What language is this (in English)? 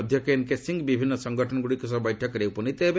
Odia